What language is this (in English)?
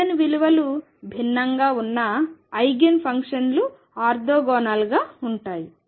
Telugu